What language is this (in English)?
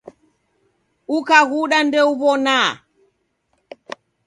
Taita